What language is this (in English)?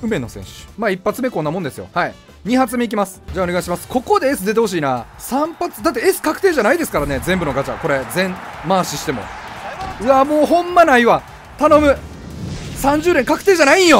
Japanese